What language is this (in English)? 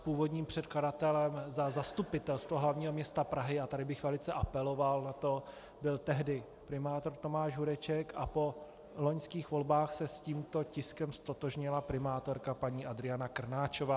Czech